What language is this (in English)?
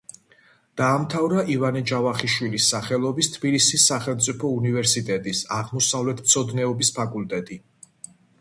Georgian